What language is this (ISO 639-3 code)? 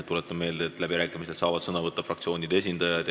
est